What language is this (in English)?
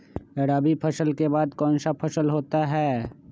Magahi